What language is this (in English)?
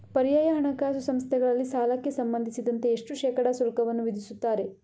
Kannada